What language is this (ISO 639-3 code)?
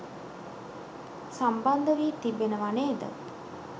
sin